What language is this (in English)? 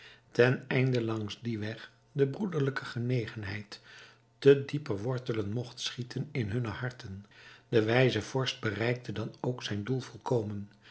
Dutch